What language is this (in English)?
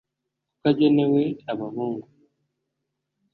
Kinyarwanda